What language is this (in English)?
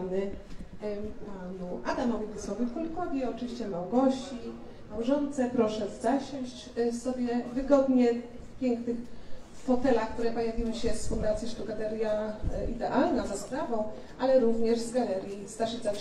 Polish